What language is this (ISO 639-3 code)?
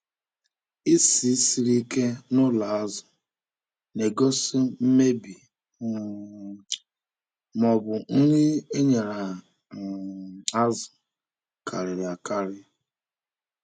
ibo